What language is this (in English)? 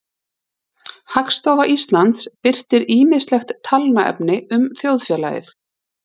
Icelandic